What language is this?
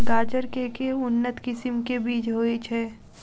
Maithili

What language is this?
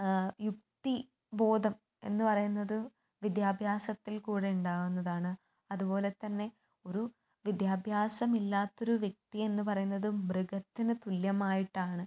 Malayalam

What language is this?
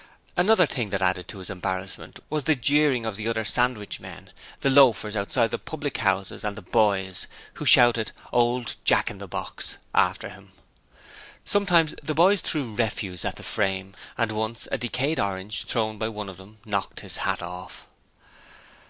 English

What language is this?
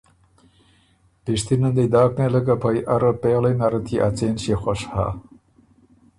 Ormuri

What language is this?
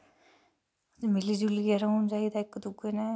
Dogri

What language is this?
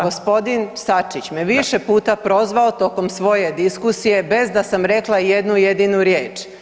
Croatian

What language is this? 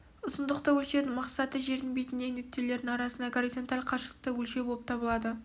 Kazakh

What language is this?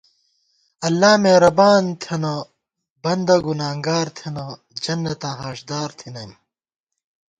Gawar-Bati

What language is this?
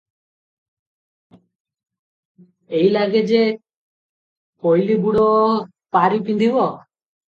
Odia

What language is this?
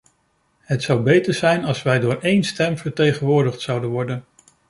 Dutch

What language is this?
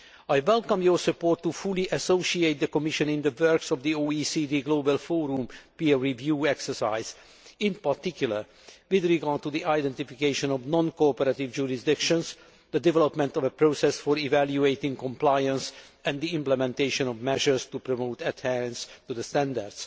English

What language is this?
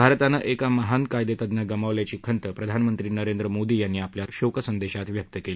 Marathi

